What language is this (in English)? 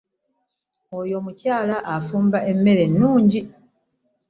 Ganda